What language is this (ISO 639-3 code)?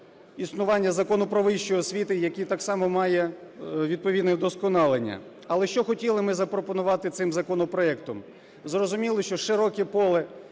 ukr